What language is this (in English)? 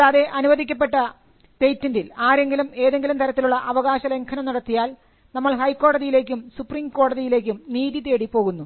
Malayalam